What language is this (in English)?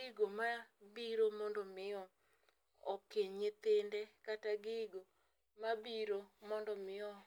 Luo (Kenya and Tanzania)